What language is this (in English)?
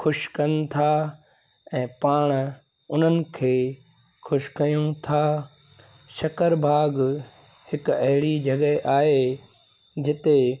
Sindhi